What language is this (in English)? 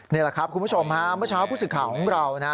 Thai